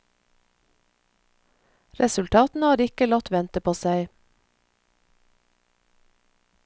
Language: Norwegian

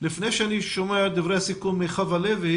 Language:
Hebrew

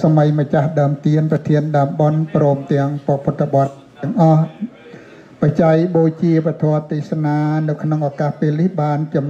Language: Vietnamese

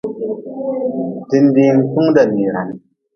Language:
Nawdm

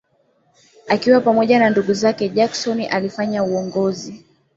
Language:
Swahili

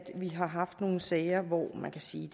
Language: Danish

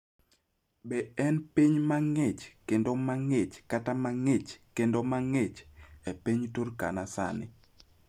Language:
Luo (Kenya and Tanzania)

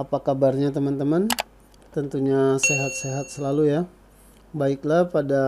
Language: Indonesian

